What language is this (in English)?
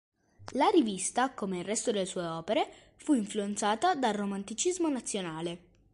Italian